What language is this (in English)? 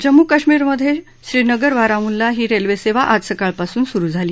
Marathi